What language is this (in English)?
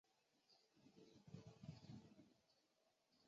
Chinese